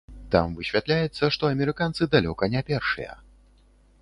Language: Belarusian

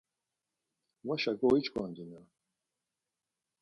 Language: Laz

